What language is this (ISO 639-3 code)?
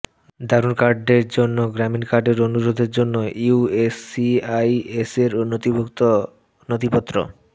ben